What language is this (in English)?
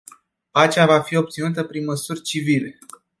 Romanian